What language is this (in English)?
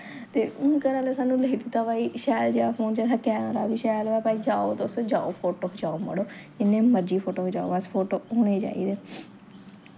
Dogri